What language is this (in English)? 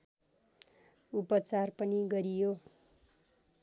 Nepali